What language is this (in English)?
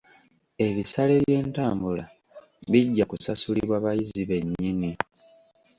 Ganda